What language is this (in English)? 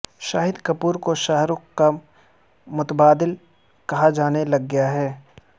Urdu